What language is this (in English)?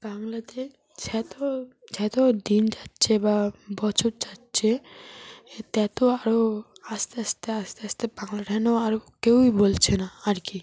Bangla